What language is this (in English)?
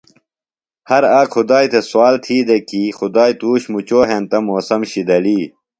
Phalura